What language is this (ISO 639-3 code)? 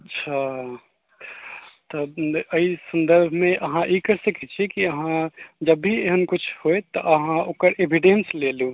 mai